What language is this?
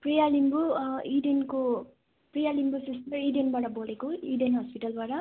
Nepali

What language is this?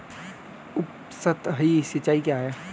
Hindi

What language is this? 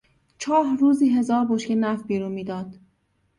Persian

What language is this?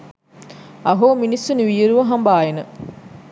Sinhala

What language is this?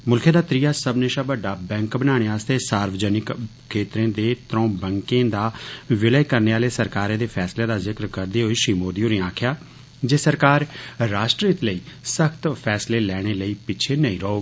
Dogri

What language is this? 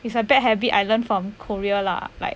English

